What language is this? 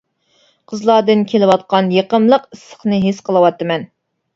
Uyghur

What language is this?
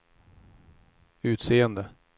Swedish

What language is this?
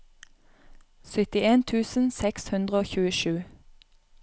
Norwegian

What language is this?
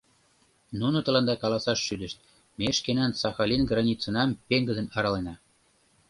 Mari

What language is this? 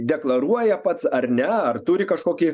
Lithuanian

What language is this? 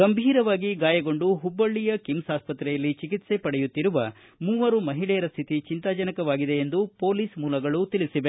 Kannada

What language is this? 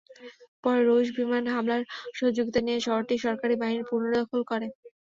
Bangla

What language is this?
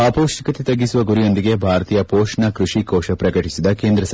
Kannada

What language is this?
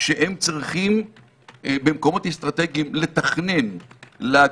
Hebrew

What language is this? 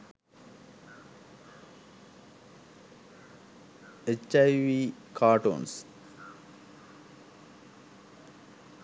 Sinhala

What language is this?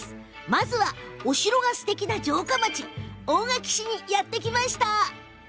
Japanese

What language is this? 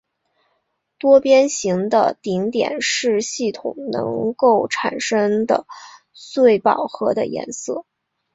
Chinese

